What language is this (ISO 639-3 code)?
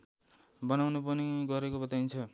nep